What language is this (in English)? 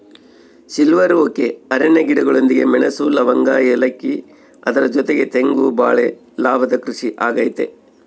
Kannada